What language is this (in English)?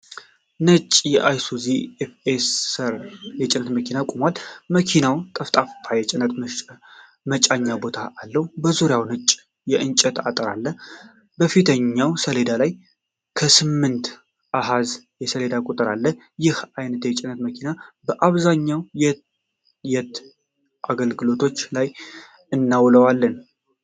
Amharic